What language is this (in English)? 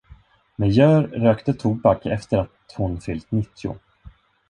Swedish